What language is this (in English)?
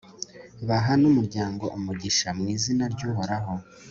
Kinyarwanda